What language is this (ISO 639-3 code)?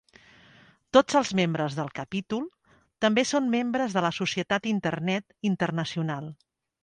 cat